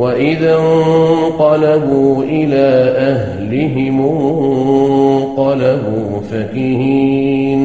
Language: Arabic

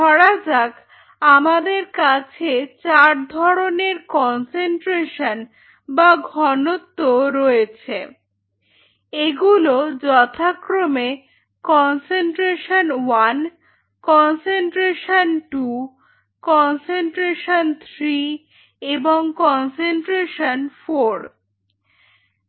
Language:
Bangla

